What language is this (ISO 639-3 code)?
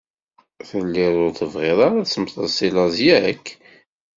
kab